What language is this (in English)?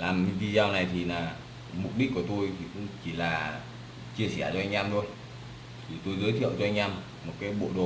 Vietnamese